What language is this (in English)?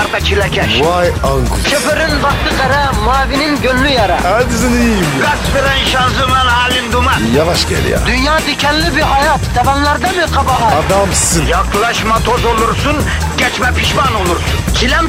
Turkish